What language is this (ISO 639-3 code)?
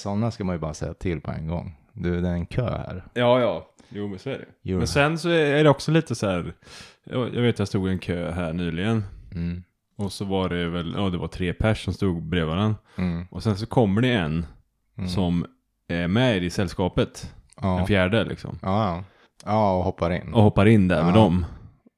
swe